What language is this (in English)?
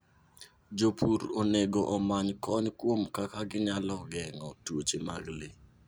Luo (Kenya and Tanzania)